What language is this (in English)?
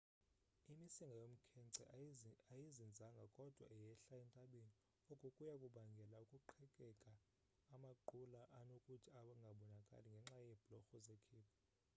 Xhosa